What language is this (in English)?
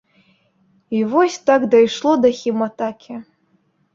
Belarusian